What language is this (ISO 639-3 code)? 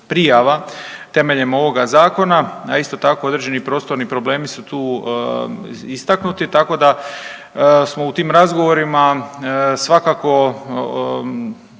hrv